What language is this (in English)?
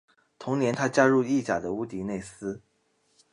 Chinese